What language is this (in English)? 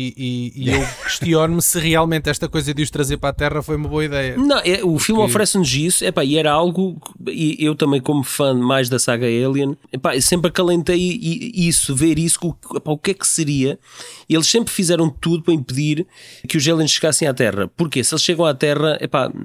Portuguese